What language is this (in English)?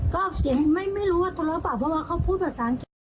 Thai